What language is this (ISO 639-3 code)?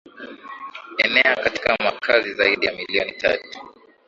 swa